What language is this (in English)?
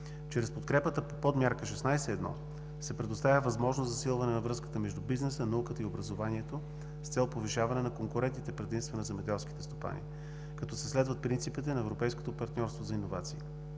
Bulgarian